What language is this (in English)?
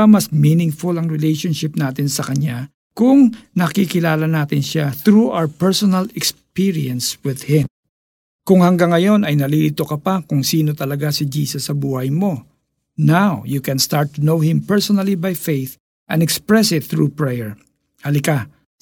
Filipino